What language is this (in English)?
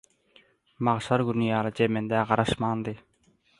Turkmen